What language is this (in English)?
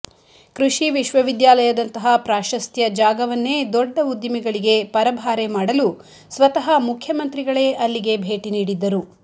Kannada